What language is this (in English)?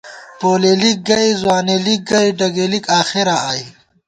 Gawar-Bati